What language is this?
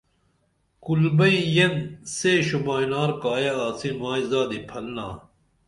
Dameli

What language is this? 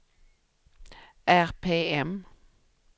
Swedish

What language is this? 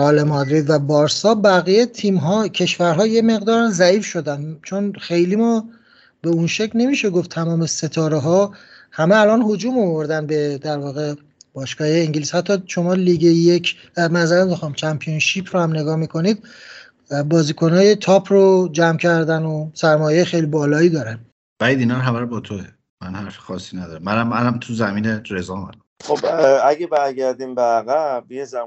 Persian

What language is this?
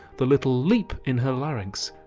English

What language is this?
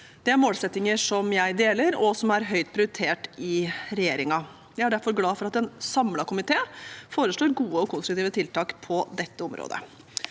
Norwegian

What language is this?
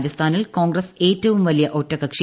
Malayalam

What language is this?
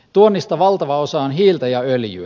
Finnish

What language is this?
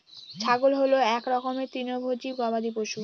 Bangla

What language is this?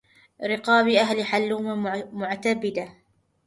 Arabic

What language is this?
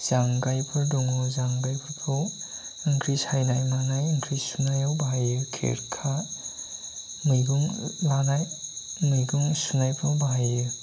Bodo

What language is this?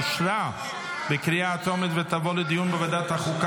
Hebrew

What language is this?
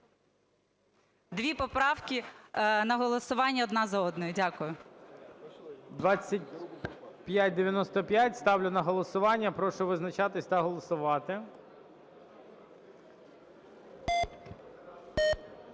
Ukrainian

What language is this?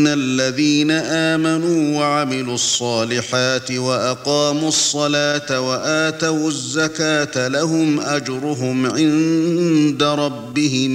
Arabic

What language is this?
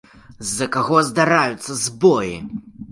Belarusian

